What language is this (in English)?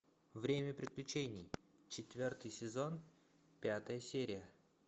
Russian